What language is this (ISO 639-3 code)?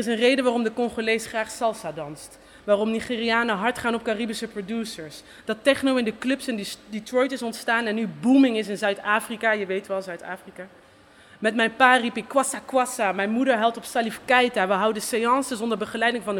nld